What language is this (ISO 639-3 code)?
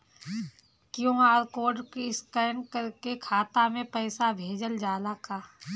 bho